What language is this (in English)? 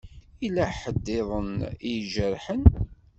Kabyle